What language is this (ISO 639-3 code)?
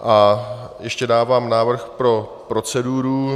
ces